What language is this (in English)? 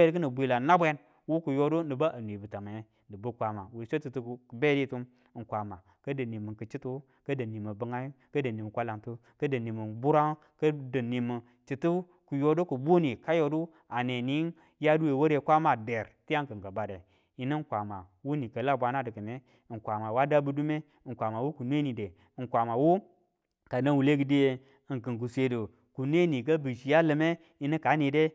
Tula